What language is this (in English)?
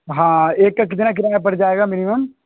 Urdu